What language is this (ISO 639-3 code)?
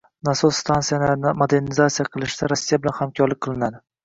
uzb